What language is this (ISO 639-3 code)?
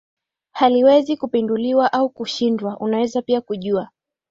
swa